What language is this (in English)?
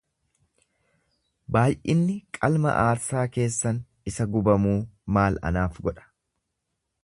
Oromo